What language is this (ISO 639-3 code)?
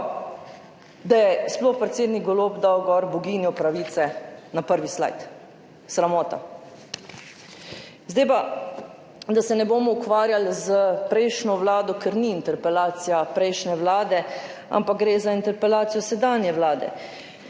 slv